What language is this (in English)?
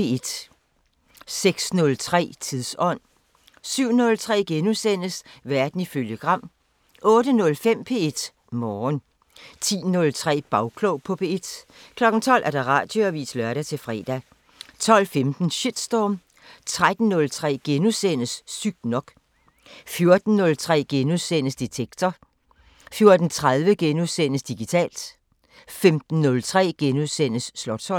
Danish